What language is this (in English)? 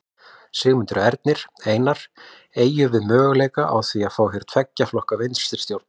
Icelandic